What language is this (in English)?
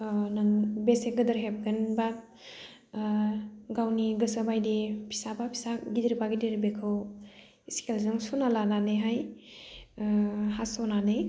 Bodo